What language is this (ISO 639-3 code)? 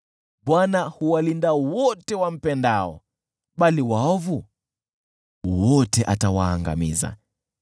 swa